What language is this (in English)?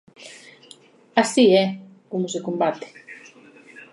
Galician